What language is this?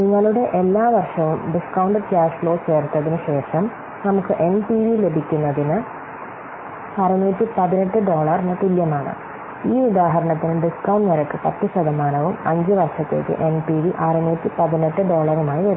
Malayalam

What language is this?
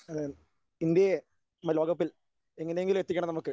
Malayalam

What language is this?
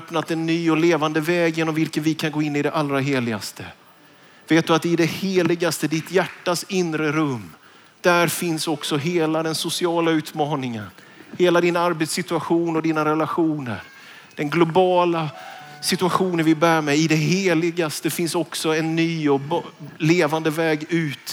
Swedish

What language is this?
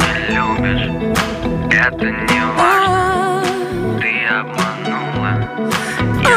Russian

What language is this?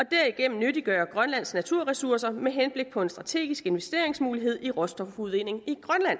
Danish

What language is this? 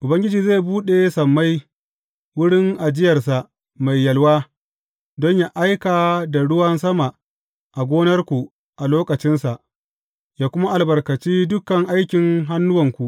Hausa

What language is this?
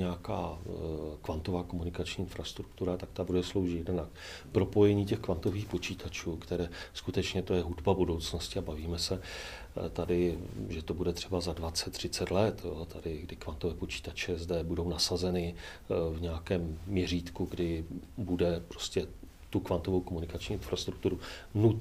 Czech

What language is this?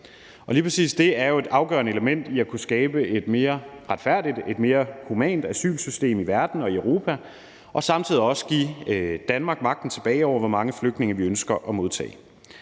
Danish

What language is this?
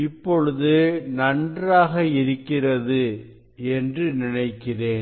Tamil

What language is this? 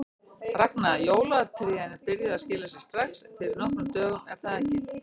Icelandic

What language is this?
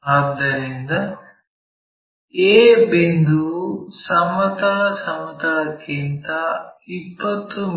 Kannada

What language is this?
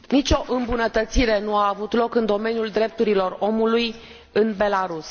Romanian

